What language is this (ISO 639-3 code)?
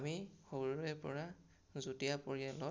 asm